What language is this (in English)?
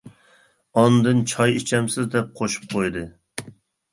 Uyghur